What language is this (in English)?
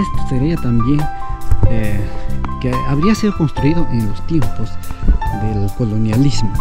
Spanish